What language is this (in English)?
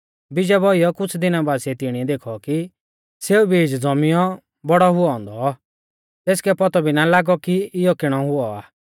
Mahasu Pahari